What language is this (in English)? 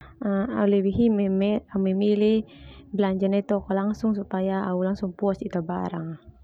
Termanu